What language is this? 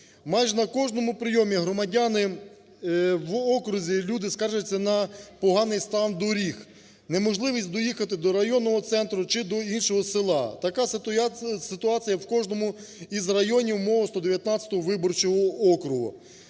Ukrainian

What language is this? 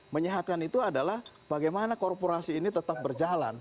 Indonesian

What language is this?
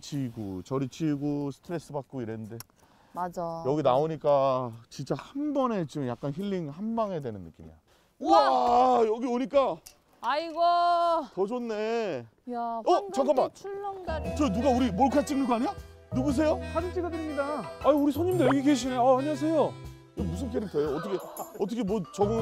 Korean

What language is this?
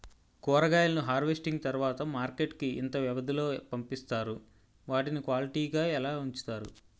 Telugu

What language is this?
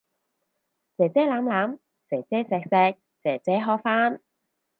Cantonese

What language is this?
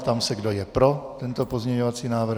Czech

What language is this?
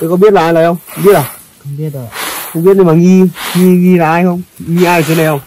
Vietnamese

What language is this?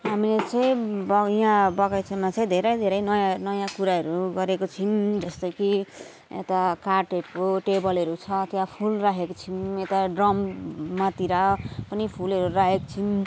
Nepali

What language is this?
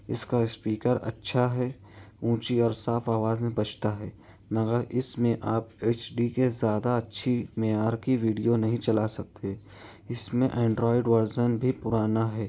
Urdu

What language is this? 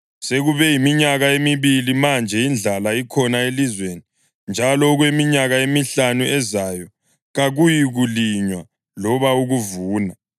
North Ndebele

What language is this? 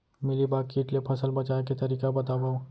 Chhattisgarhi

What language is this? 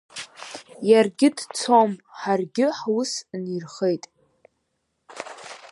Abkhazian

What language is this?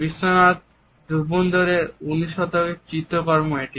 Bangla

